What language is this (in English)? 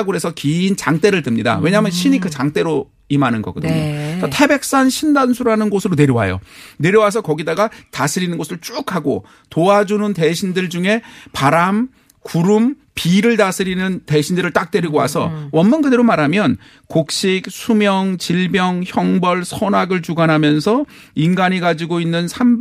Korean